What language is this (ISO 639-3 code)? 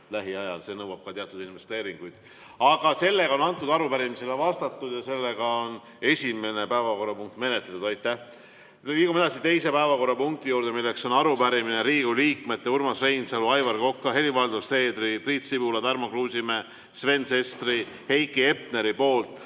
est